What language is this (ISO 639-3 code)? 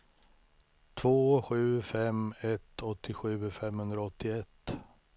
swe